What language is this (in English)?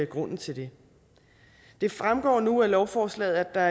Danish